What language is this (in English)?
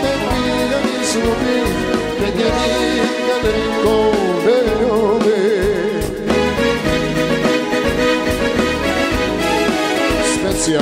Romanian